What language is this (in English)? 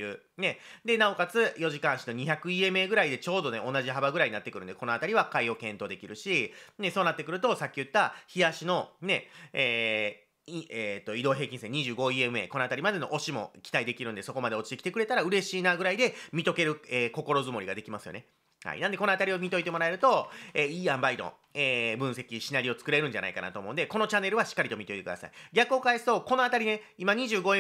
Japanese